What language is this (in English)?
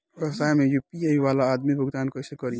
Bhojpuri